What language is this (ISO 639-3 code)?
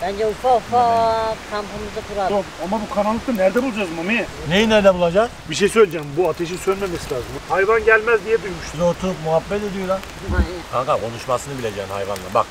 tur